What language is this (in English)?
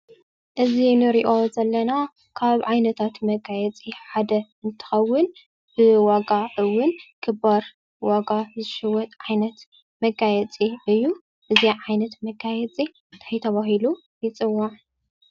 Tigrinya